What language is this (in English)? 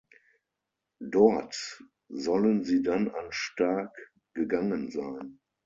German